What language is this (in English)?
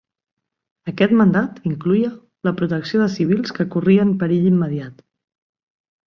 Catalan